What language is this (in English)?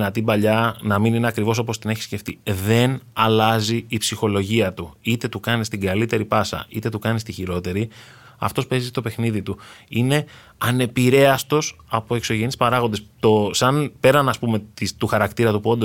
Greek